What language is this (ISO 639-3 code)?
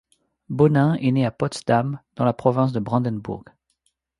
fra